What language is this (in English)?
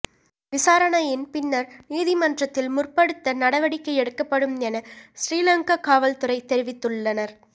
Tamil